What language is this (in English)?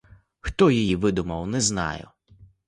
Ukrainian